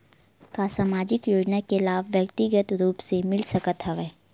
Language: Chhattisgarhi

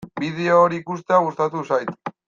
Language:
Basque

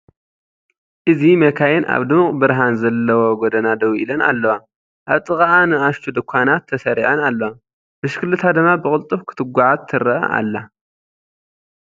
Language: Tigrinya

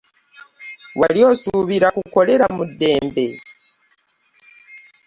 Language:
Ganda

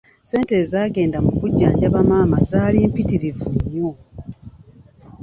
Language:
Ganda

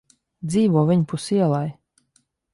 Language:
Latvian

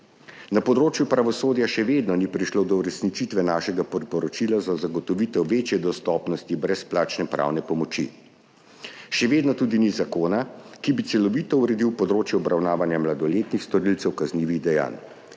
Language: Slovenian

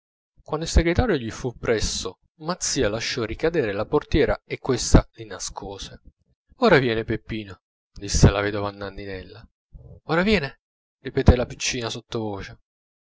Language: Italian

